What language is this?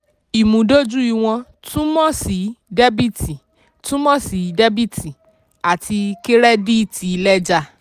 Yoruba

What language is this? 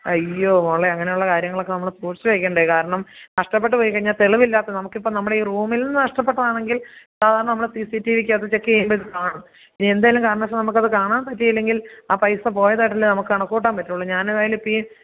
Malayalam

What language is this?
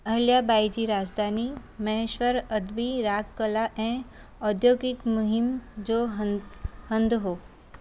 Sindhi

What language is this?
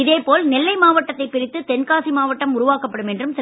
Tamil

